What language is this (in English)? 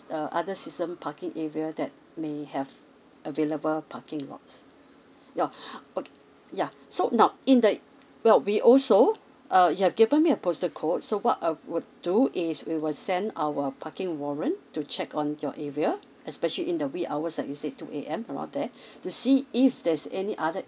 English